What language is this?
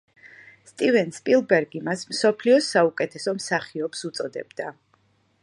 Georgian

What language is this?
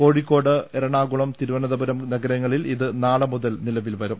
Malayalam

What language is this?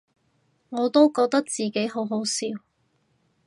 Cantonese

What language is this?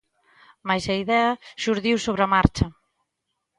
Galician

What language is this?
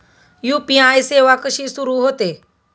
Marathi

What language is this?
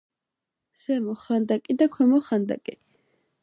Georgian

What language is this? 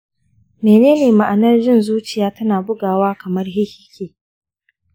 Hausa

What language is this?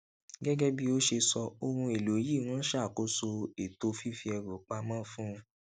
Yoruba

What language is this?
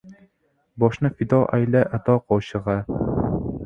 Uzbek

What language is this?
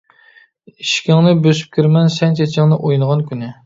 Uyghur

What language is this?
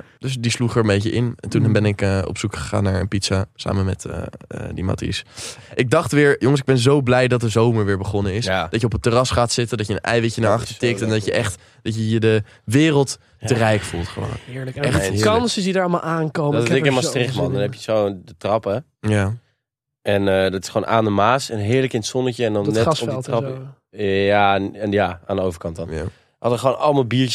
Dutch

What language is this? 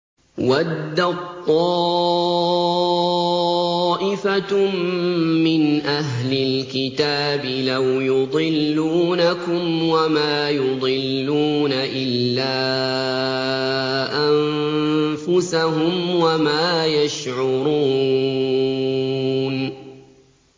Arabic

